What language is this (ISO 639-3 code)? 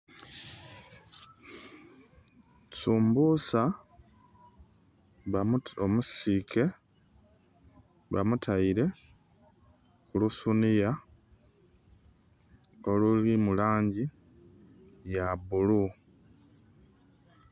xog